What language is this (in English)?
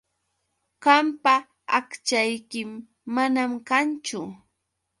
Yauyos Quechua